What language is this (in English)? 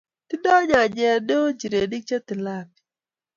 Kalenjin